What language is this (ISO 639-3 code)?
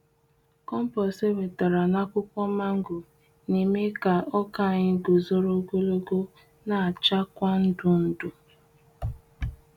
ibo